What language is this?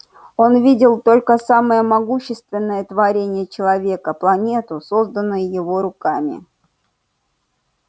Russian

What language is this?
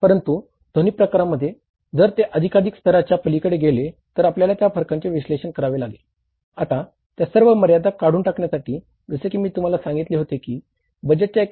Marathi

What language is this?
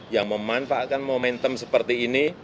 Indonesian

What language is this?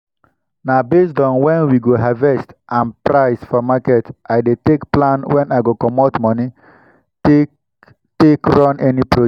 Nigerian Pidgin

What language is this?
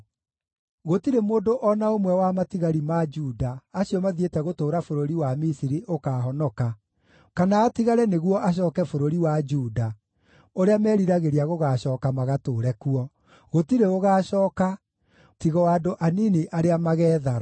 Kikuyu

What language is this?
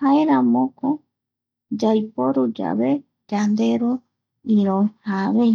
Eastern Bolivian Guaraní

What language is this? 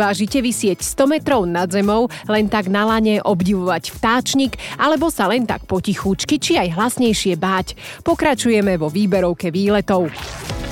Slovak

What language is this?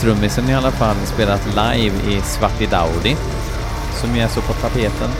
Swedish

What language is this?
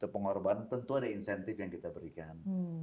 Indonesian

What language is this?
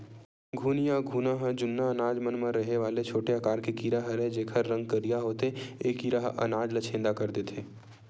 Chhattisgarhi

